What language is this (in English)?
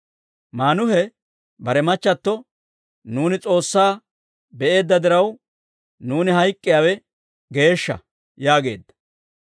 Dawro